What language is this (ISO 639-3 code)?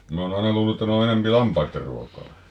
fin